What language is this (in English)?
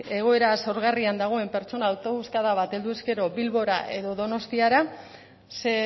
Basque